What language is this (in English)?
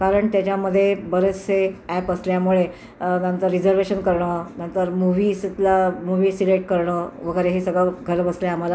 Marathi